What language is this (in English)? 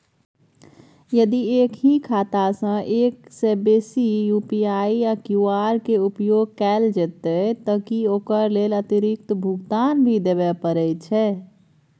Maithili